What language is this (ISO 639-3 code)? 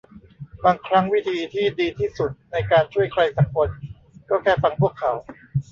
tha